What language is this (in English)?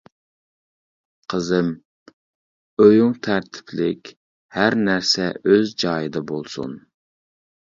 Uyghur